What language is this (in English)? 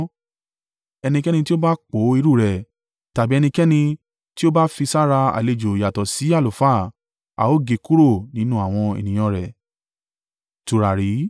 Yoruba